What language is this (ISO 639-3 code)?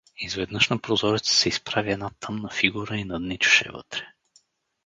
bul